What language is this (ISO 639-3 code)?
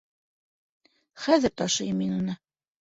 bak